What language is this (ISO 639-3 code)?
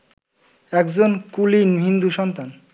ben